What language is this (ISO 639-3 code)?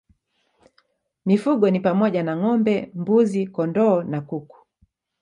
swa